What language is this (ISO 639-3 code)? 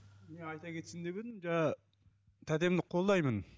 kaz